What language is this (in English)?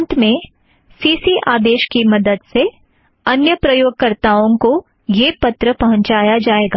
Hindi